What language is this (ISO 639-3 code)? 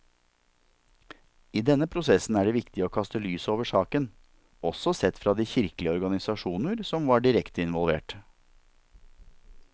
nor